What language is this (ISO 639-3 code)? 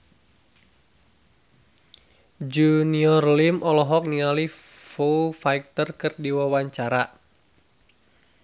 sun